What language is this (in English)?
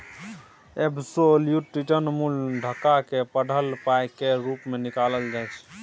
Maithili